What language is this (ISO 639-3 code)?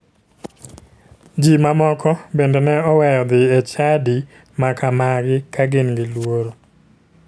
luo